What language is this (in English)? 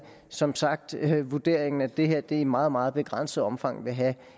Danish